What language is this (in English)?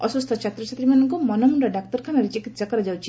Odia